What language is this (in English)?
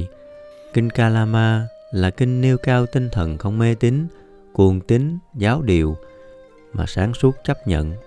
Vietnamese